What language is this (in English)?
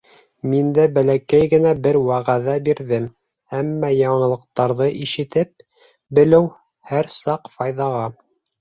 Bashkir